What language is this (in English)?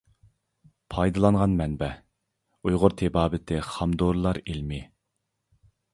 Uyghur